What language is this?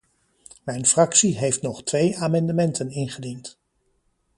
Dutch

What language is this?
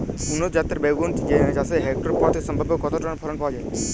Bangla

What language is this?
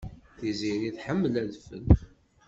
Kabyle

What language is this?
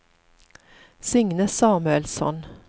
Swedish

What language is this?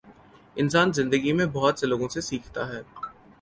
Urdu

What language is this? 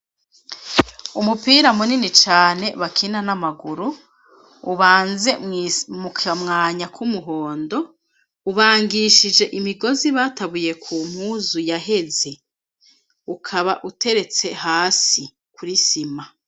Rundi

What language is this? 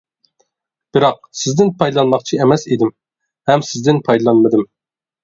Uyghur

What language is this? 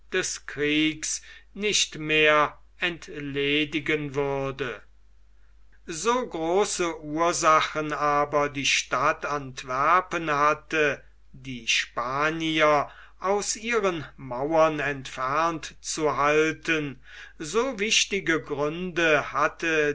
German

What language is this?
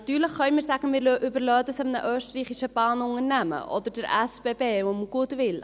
Swiss German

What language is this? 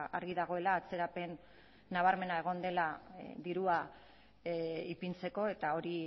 Basque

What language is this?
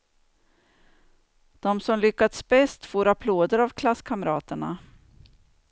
Swedish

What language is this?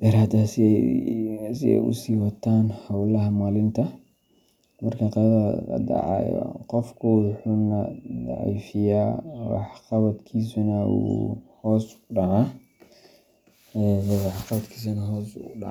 Somali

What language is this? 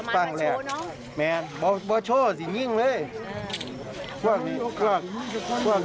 Thai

